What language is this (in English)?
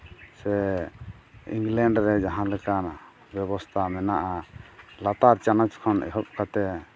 Santali